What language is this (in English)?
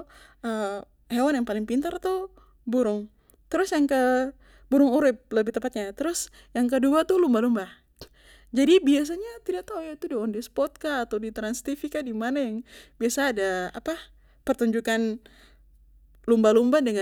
Papuan Malay